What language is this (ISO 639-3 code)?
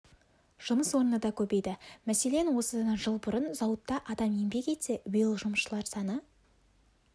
kaz